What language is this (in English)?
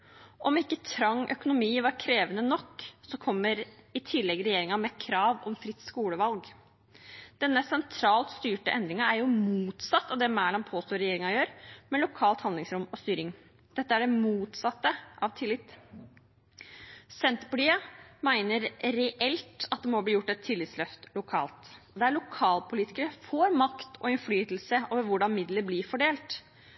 Norwegian Bokmål